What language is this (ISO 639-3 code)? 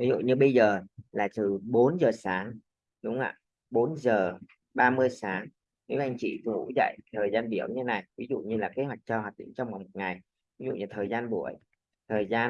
vie